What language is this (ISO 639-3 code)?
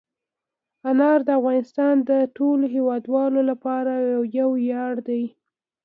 pus